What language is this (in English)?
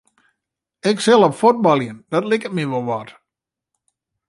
Western Frisian